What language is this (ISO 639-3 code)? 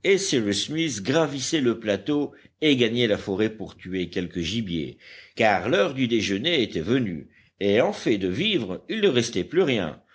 fra